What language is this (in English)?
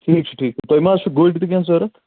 Kashmiri